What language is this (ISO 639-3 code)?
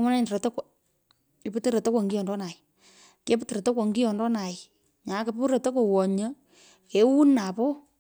pko